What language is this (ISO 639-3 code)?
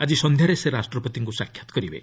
ori